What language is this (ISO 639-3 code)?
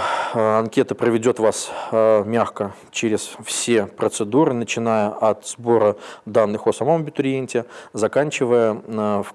rus